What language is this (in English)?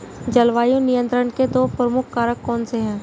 Hindi